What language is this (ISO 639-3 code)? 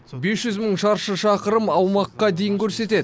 kaz